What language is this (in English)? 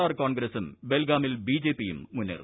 Malayalam